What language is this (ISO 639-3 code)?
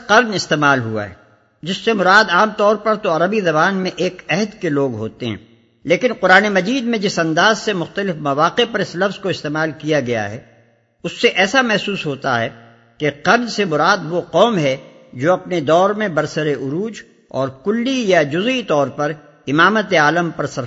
urd